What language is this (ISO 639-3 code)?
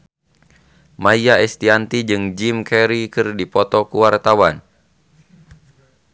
sun